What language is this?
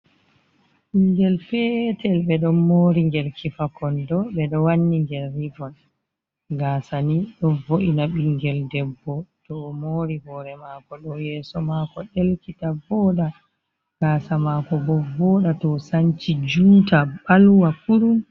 Fula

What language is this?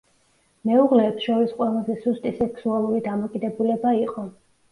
Georgian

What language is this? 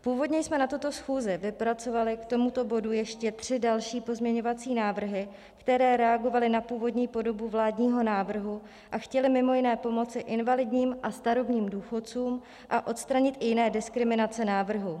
Czech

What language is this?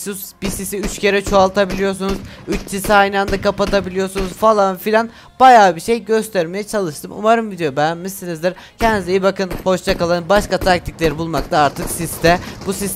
Turkish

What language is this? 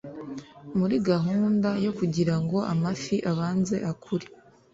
Kinyarwanda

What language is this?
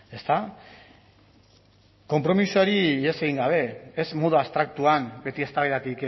Basque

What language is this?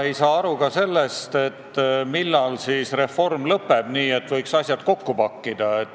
Estonian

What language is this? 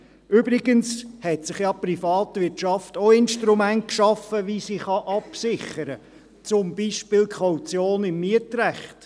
Swiss German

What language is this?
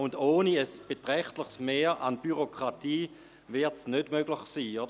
Swiss German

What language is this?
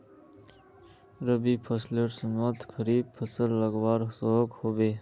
Magahi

